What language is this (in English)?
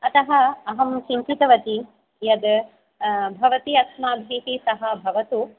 Sanskrit